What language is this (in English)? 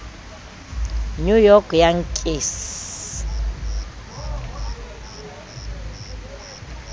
Southern Sotho